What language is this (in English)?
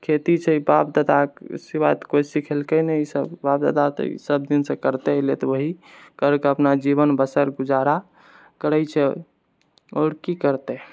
Maithili